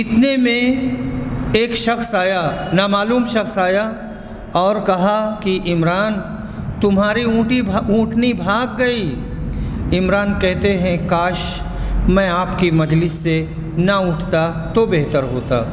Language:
Hindi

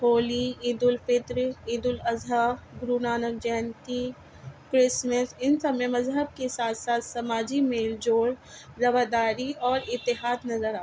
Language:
Urdu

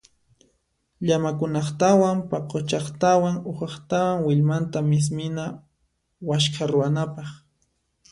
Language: Puno Quechua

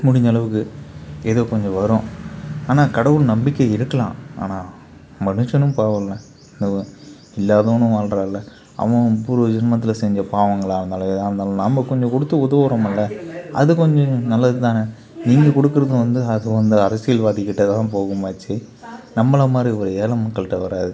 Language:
Tamil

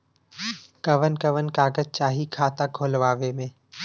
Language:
Bhojpuri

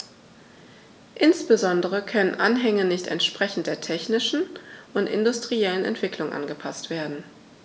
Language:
German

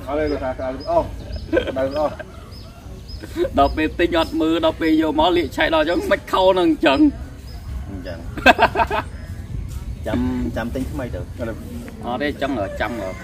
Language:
Vietnamese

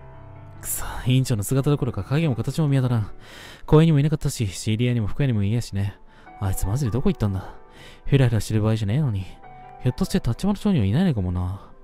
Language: Japanese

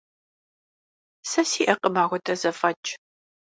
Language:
Kabardian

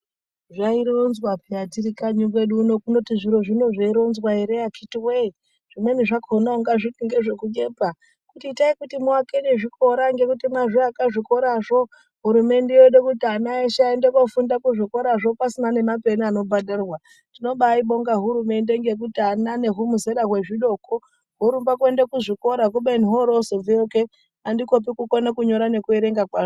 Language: Ndau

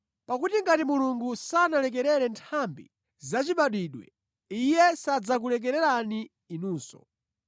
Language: Nyanja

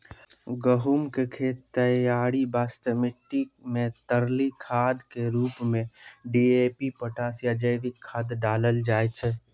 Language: Maithili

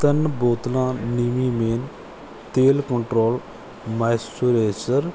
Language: Punjabi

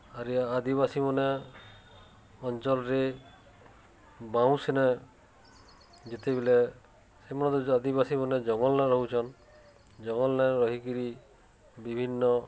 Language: Odia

